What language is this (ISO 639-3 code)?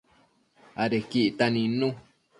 mcf